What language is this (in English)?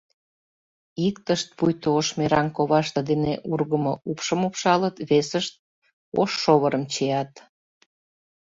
Mari